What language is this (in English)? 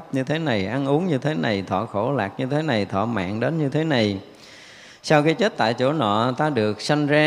Vietnamese